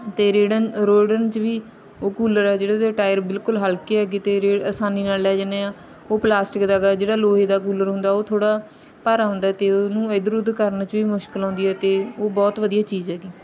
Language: Punjabi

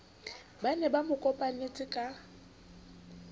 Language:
Southern Sotho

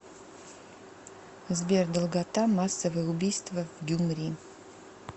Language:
Russian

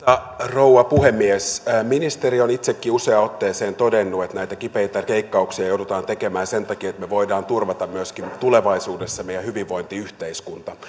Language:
Finnish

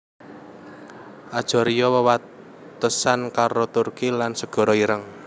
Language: Javanese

